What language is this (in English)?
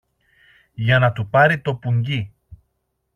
Greek